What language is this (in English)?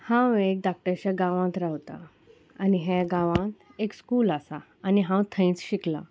Konkani